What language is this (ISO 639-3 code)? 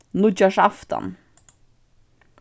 fao